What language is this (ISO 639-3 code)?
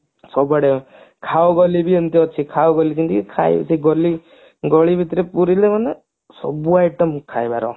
ori